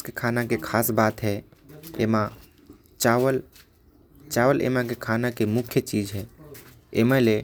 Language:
Korwa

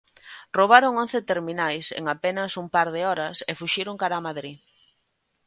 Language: Galician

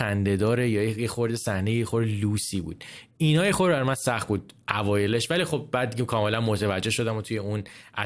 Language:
Persian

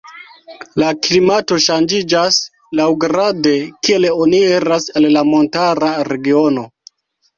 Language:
Esperanto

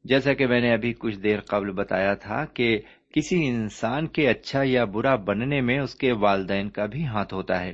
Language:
Urdu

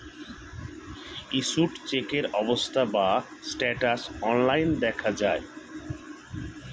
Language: Bangla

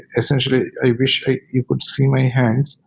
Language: English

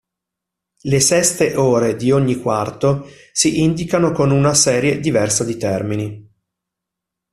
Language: Italian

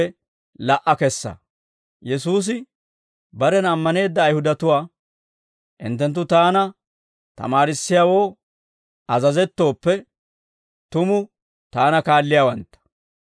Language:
Dawro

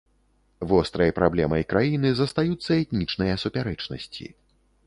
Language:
Belarusian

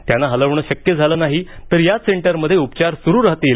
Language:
Marathi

